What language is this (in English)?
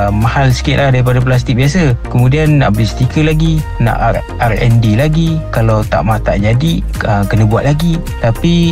Malay